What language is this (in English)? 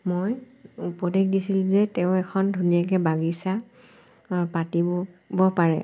Assamese